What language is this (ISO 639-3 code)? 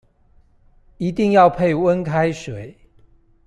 zho